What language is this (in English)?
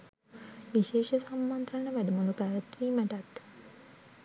Sinhala